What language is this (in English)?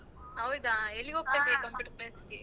Kannada